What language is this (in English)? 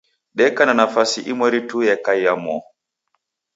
Taita